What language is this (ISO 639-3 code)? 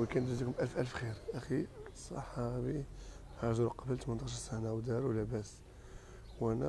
ara